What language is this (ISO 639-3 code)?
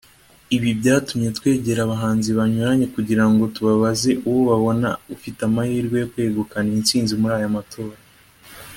kin